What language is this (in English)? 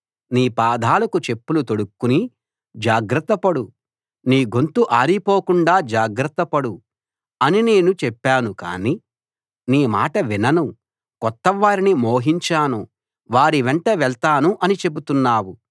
Telugu